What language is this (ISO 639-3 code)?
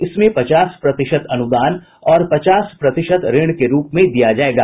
hin